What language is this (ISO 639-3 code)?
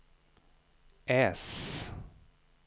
swe